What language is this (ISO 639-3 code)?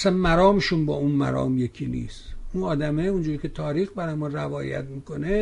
fas